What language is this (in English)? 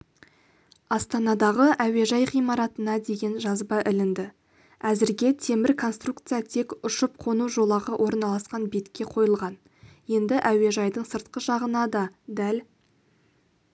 Kazakh